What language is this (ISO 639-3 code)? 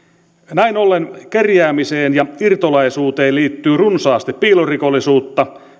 fin